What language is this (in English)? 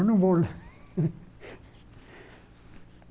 Portuguese